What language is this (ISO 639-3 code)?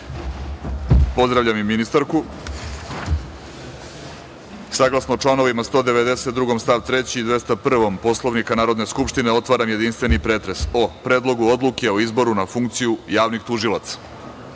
srp